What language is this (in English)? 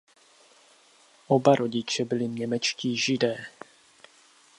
Czech